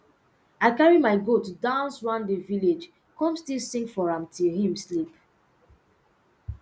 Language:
Nigerian Pidgin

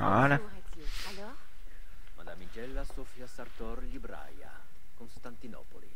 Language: French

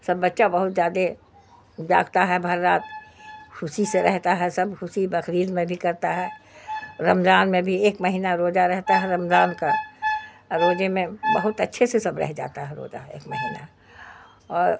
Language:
Urdu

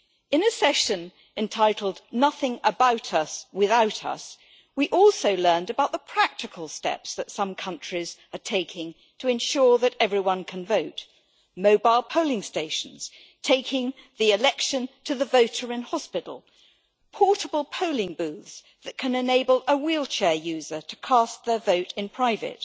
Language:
English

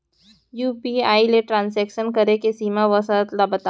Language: Chhattisgarhi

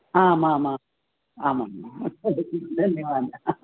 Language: Sanskrit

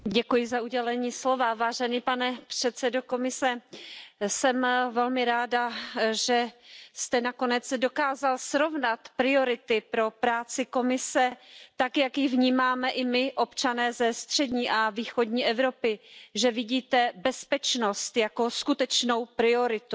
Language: Czech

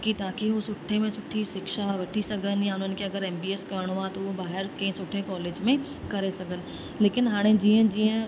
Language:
Sindhi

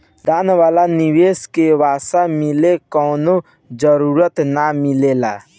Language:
Bhojpuri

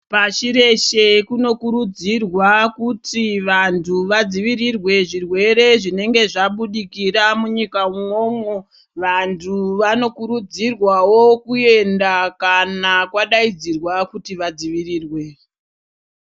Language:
Ndau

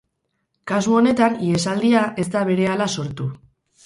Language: Basque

